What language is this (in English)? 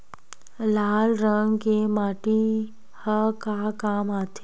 Chhattisgarhi